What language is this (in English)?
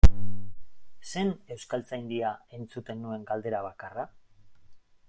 Basque